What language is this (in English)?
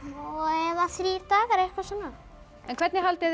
Icelandic